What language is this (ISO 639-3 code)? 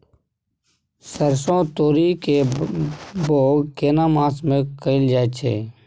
mai